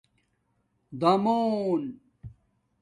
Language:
Domaaki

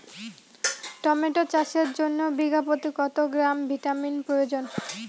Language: Bangla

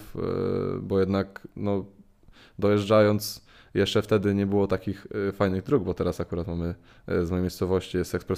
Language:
Polish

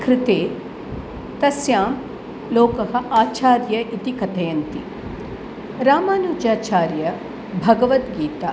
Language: Sanskrit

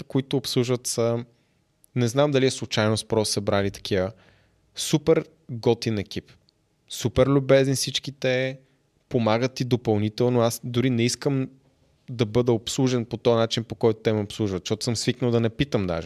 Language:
Bulgarian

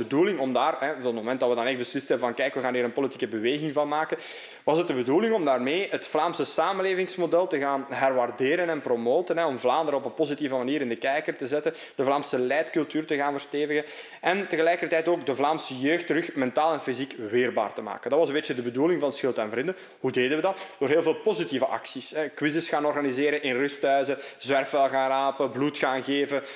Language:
Dutch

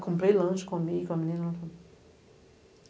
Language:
Portuguese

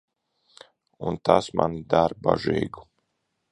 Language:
Latvian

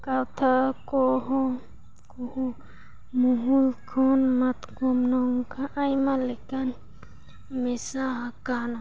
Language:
Santali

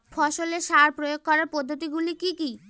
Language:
Bangla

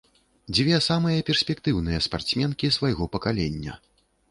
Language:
Belarusian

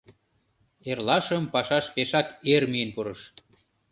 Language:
Mari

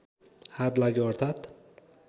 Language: Nepali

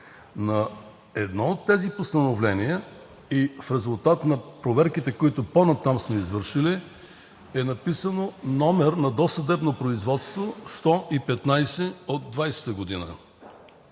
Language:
Bulgarian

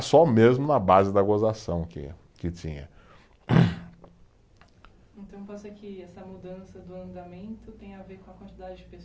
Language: Portuguese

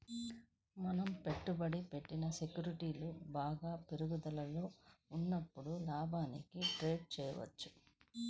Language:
Telugu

